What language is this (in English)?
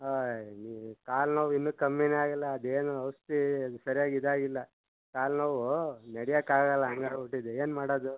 Kannada